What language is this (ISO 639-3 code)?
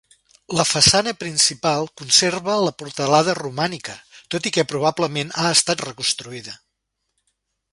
cat